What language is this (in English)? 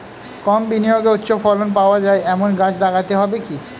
Bangla